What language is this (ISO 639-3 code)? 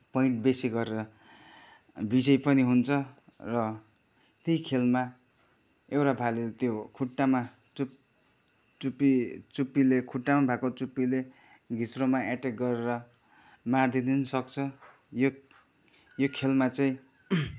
nep